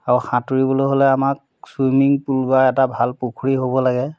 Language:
Assamese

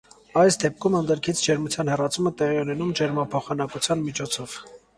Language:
Armenian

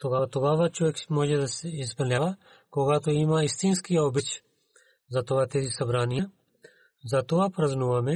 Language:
Bulgarian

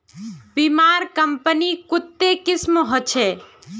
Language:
Magahi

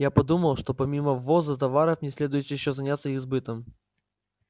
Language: Russian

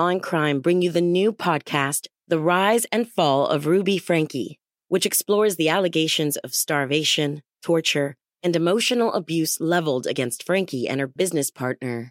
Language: Swedish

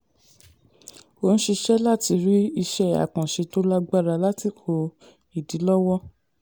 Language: Yoruba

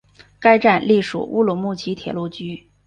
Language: Chinese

